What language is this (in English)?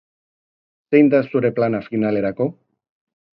Basque